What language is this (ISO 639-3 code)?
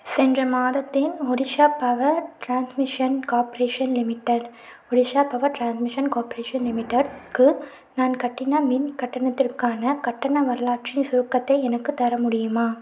tam